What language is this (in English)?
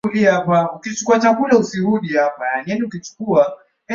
Swahili